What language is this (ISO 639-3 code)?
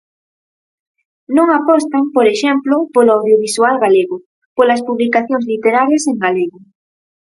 glg